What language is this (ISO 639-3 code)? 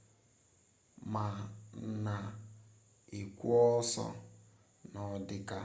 ibo